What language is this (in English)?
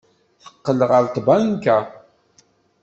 Kabyle